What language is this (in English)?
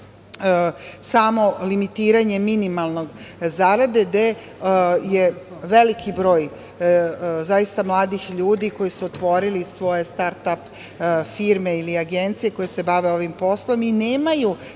Serbian